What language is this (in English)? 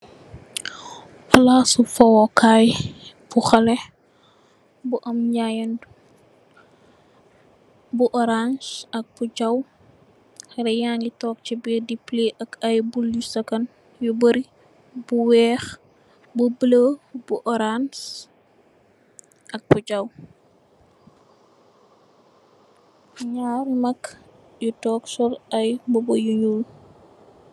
Wolof